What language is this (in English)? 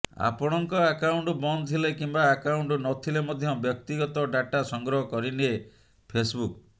Odia